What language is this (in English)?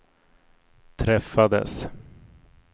Swedish